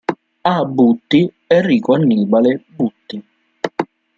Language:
Italian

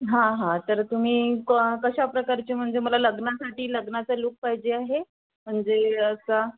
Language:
Marathi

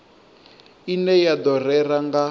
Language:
Venda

